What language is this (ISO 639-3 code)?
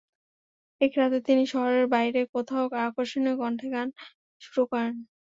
ben